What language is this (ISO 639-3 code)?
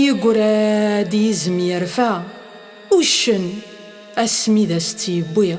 ara